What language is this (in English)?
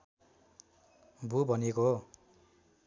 Nepali